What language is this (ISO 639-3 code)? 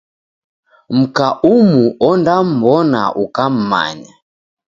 dav